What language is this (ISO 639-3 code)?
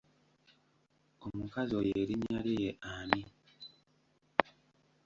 lug